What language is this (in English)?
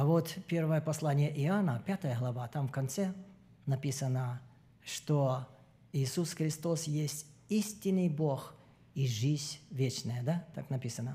Russian